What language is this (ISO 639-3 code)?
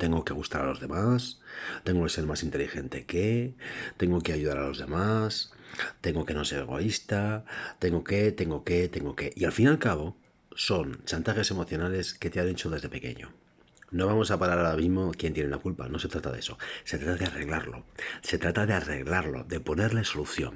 spa